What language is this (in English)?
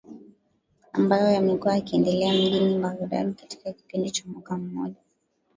Swahili